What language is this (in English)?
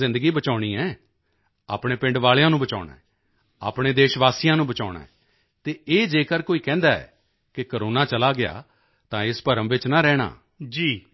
Punjabi